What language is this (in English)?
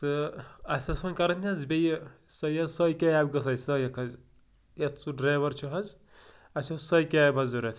Kashmiri